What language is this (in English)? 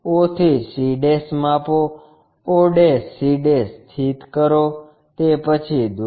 Gujarati